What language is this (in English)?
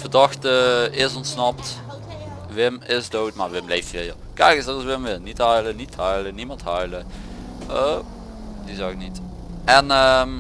Dutch